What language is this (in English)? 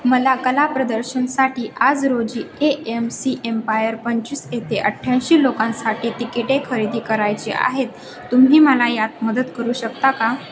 Marathi